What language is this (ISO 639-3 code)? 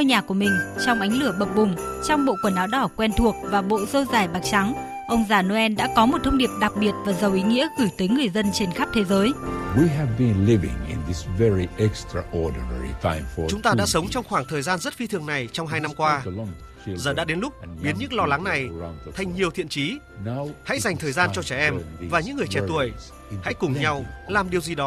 vie